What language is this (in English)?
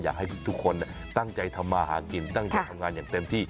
Thai